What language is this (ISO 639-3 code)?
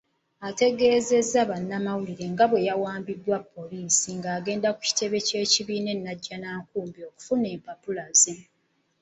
lug